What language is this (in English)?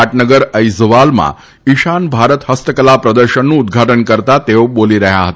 Gujarati